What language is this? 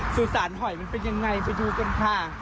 Thai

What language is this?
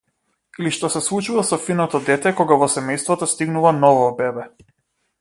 Macedonian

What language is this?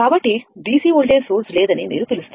Telugu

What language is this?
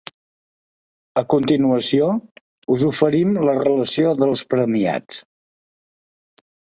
Catalan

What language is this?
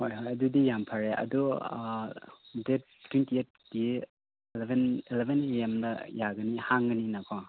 Manipuri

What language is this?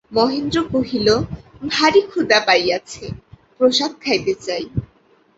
Bangla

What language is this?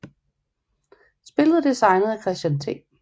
Danish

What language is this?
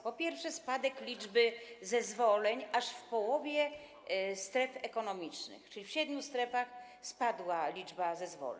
Polish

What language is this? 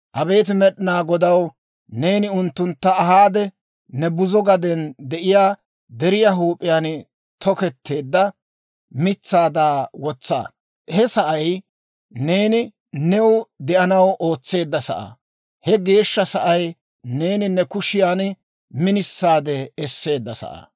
Dawro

